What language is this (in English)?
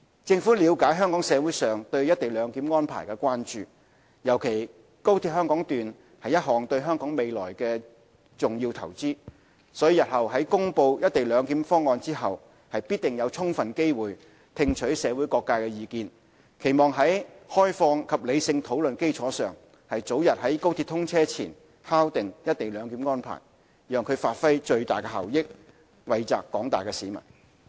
Cantonese